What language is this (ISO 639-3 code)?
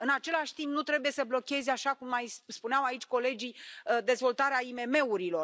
ron